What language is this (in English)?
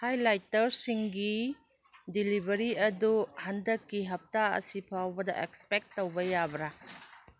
Manipuri